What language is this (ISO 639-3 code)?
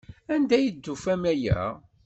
kab